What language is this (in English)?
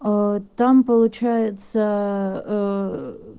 Russian